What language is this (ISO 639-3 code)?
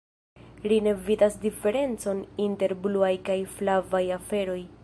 epo